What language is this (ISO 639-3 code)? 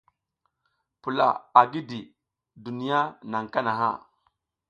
giz